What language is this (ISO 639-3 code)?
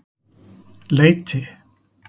isl